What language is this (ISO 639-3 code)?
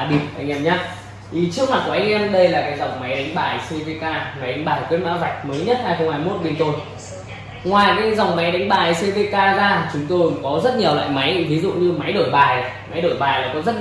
vie